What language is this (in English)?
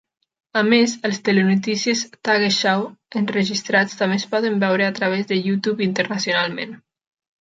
Catalan